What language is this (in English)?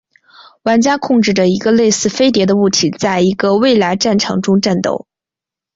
Chinese